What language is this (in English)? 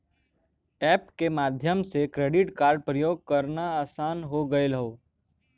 Bhojpuri